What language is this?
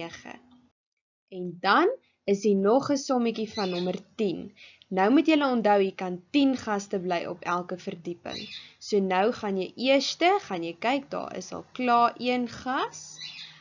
Dutch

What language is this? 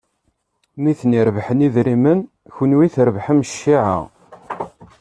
Kabyle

